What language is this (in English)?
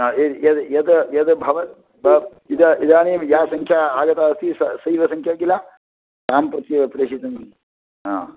Sanskrit